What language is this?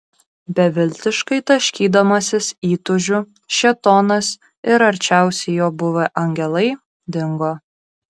Lithuanian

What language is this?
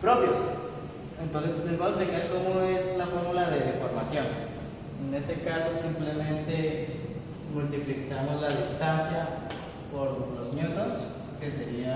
Spanish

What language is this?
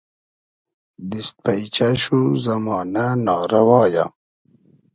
Hazaragi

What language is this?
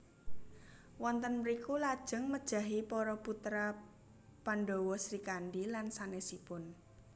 Javanese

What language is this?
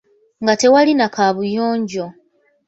Ganda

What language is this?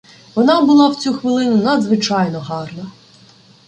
Ukrainian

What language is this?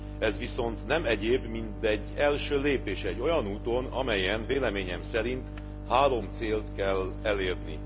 Hungarian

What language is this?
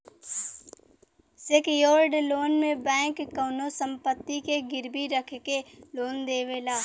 Bhojpuri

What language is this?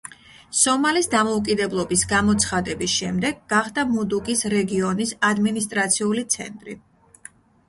Georgian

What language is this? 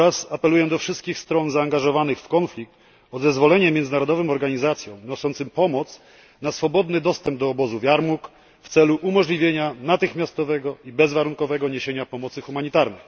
Polish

